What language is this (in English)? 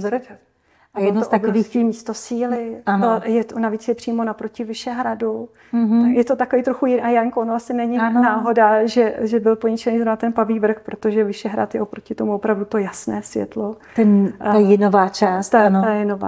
Czech